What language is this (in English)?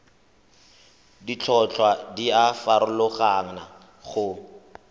Tswana